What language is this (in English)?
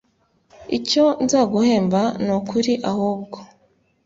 Kinyarwanda